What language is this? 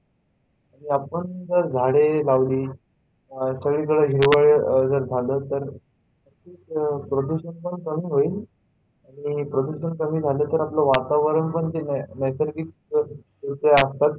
Marathi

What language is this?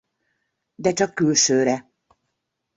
Hungarian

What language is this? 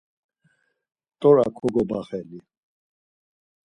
Laz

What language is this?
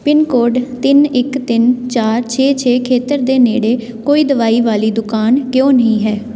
Punjabi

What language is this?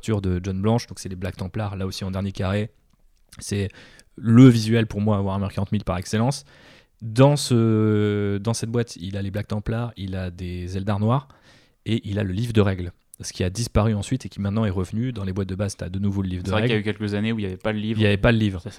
French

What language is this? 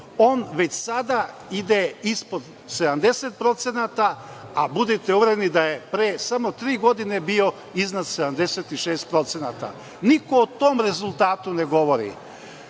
Serbian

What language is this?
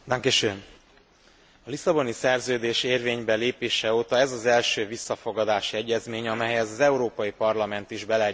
Hungarian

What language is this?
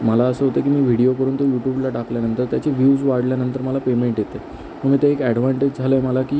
Marathi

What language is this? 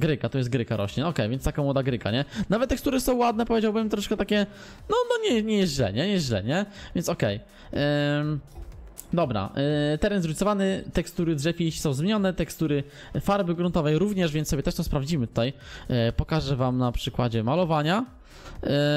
Polish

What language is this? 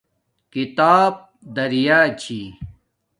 Domaaki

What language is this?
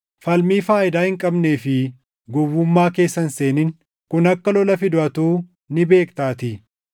Oromo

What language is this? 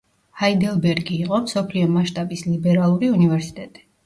Georgian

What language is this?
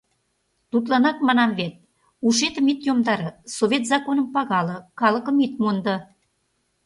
Mari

